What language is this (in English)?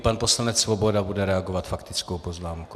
Czech